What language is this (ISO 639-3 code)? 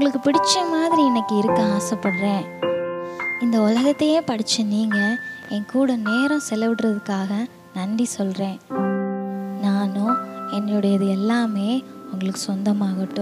tam